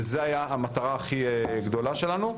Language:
Hebrew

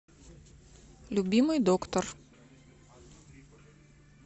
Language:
Russian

